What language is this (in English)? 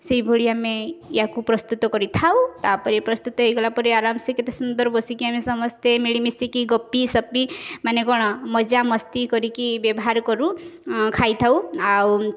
Odia